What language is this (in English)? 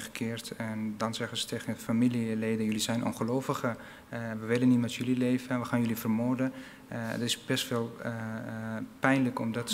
Dutch